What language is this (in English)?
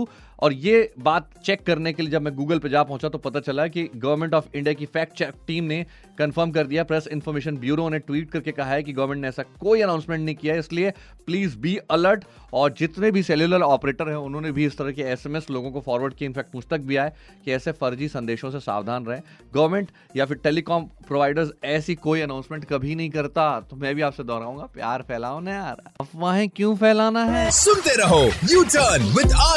Hindi